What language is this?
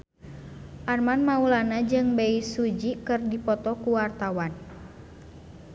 Sundanese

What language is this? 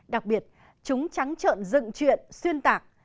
Vietnamese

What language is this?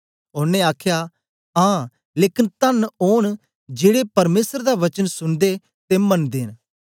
Dogri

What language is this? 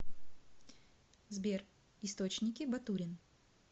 Russian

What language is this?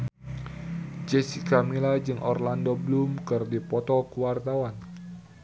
Sundanese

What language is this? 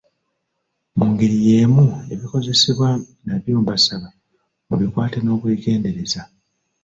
Ganda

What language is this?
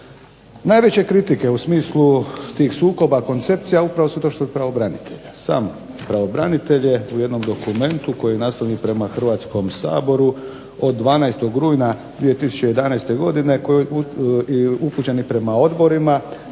Croatian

